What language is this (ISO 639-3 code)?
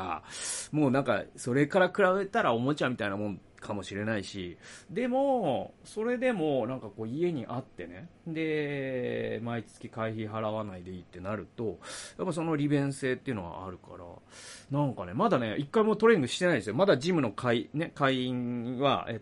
jpn